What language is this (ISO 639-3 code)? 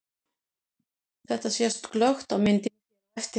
isl